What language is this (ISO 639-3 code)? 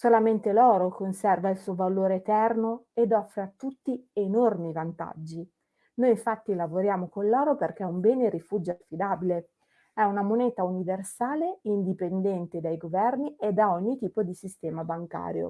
ita